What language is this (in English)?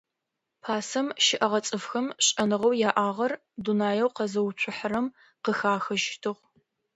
Adyghe